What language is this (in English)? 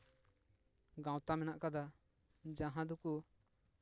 Santali